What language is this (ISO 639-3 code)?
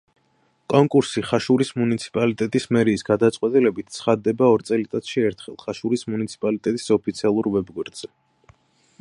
kat